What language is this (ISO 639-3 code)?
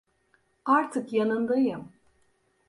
tur